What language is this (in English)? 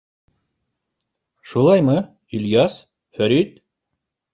Bashkir